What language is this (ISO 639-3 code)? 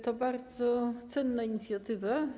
pol